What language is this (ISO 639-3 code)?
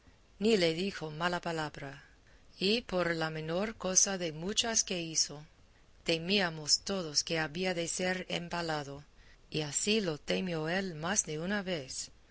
spa